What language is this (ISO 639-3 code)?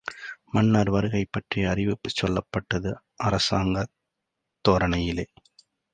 tam